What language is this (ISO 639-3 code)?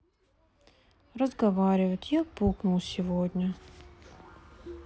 rus